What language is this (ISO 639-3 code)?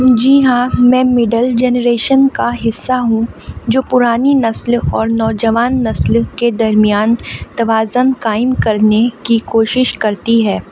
urd